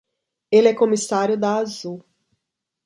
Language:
Portuguese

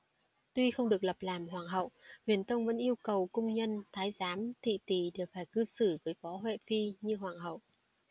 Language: Vietnamese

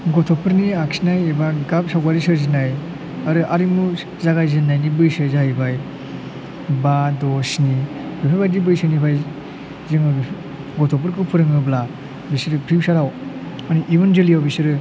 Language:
Bodo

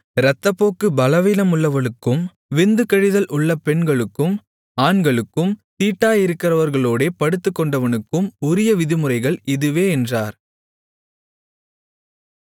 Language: Tamil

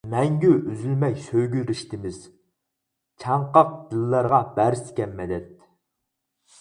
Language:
Uyghur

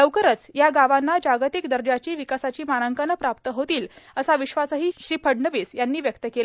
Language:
Marathi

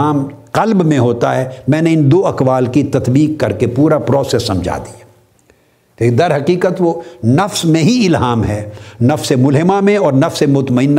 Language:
Urdu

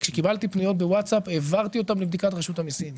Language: Hebrew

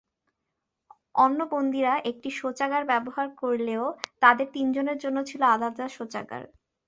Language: Bangla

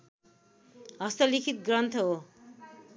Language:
Nepali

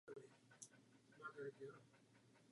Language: Czech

